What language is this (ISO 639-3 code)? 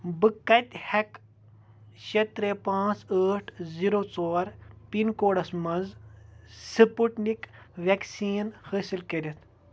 kas